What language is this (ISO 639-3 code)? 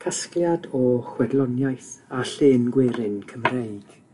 cym